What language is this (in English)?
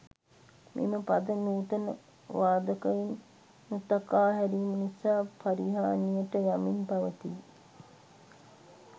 Sinhala